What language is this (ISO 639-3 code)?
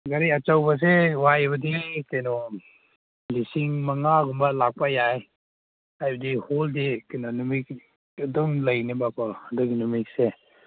mni